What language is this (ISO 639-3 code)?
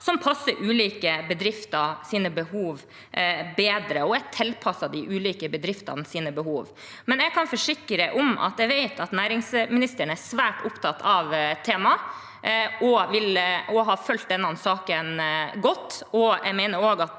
nor